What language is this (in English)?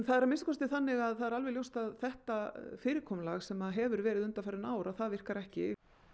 Icelandic